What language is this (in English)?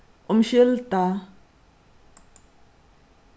Faroese